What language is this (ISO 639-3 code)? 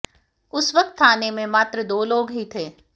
hin